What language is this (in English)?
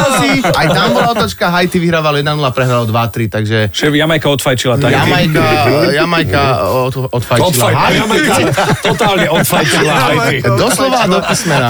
Slovak